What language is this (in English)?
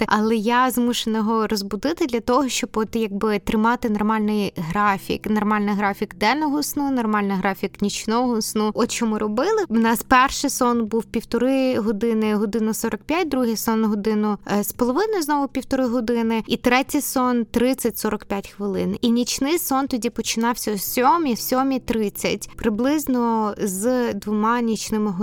Ukrainian